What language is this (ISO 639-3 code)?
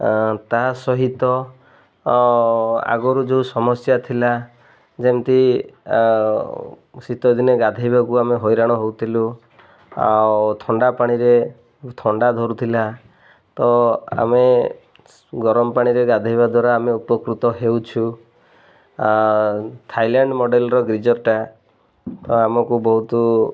ori